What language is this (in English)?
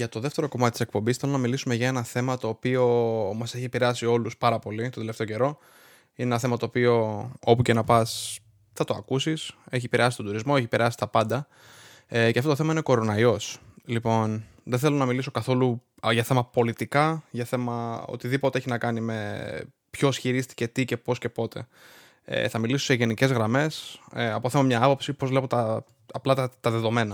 Greek